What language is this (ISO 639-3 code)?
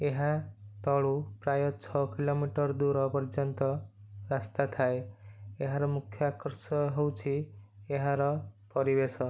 ori